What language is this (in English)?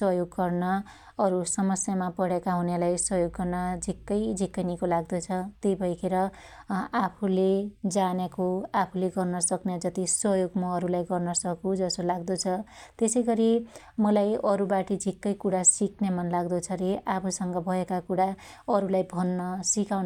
Dotyali